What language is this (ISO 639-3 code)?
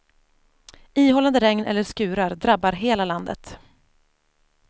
swe